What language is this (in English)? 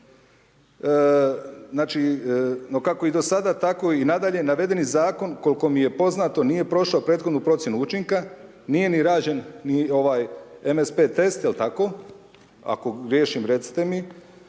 Croatian